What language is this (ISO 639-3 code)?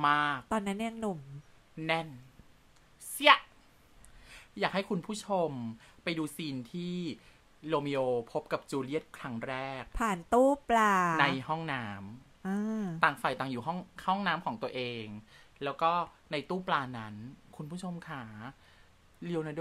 tha